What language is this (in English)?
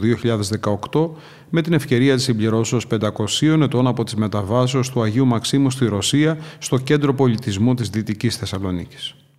Greek